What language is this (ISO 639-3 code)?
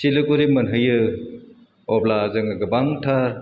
brx